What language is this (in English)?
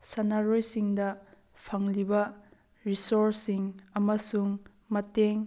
Manipuri